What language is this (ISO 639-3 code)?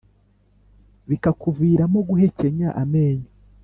kin